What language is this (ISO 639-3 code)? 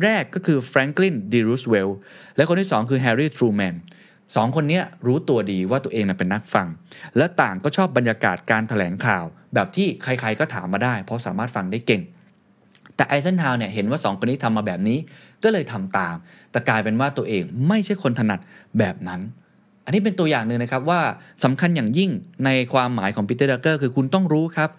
tha